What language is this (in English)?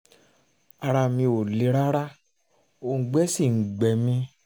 Yoruba